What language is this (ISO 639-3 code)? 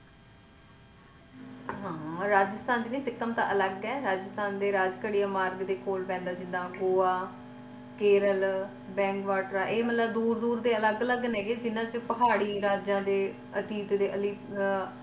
pan